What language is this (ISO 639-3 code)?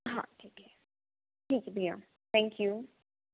hin